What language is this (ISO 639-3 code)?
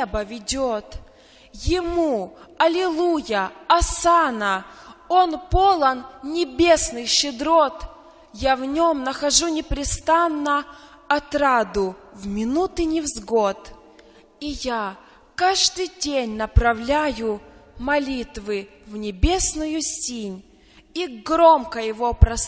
rus